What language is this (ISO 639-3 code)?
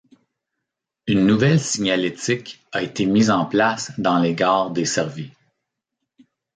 fra